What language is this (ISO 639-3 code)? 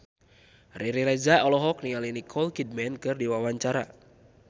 sun